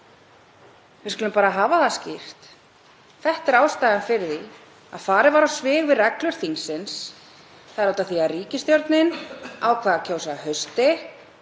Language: Icelandic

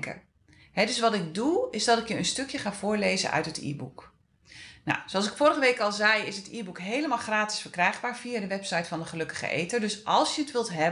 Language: Dutch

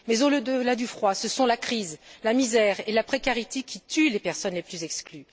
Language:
French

